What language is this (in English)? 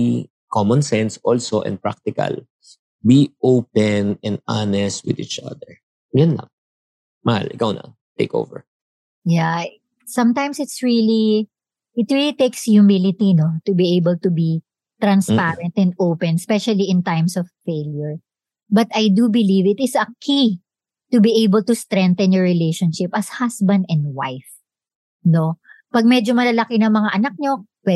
Filipino